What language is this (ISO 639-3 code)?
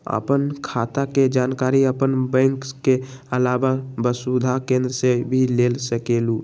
mag